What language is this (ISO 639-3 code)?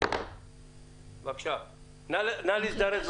heb